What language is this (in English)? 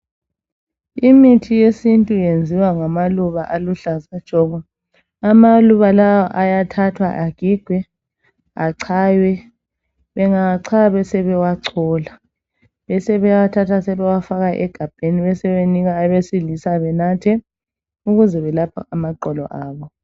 North Ndebele